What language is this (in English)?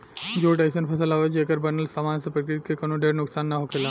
Bhojpuri